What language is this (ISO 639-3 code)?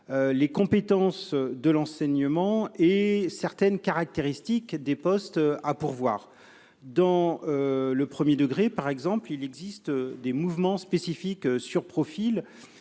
fra